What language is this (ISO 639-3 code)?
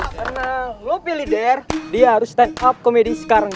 ind